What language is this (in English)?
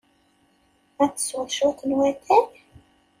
Kabyle